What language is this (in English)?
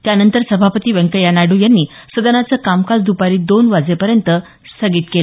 Marathi